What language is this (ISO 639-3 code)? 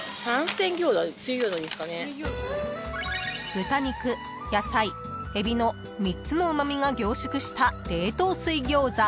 jpn